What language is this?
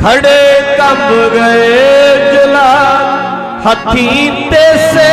Hindi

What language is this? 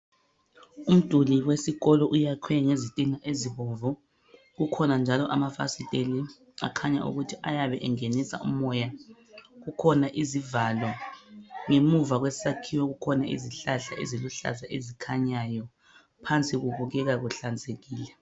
North Ndebele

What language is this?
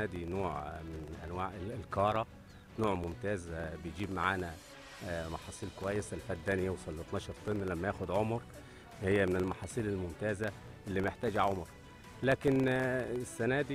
Arabic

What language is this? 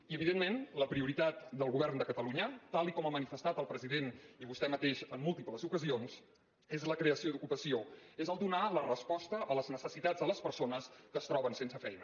Catalan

